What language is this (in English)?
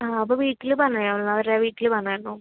Malayalam